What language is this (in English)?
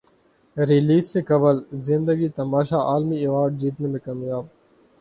Urdu